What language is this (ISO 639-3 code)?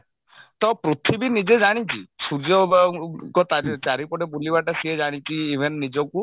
ori